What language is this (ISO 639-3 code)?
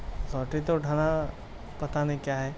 urd